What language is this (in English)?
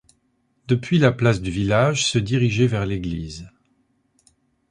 French